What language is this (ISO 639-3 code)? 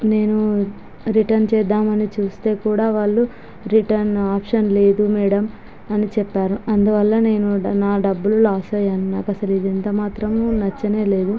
tel